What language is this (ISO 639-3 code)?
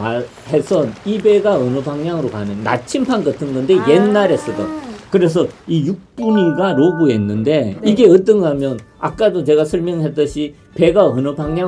kor